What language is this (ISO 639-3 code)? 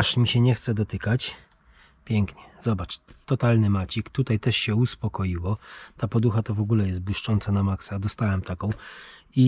pol